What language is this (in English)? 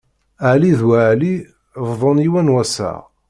Kabyle